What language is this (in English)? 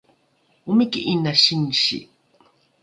Rukai